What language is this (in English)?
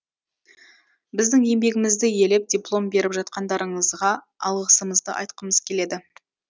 Kazakh